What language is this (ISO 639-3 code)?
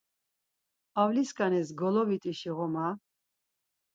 lzz